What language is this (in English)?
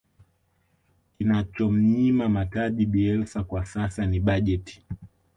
Swahili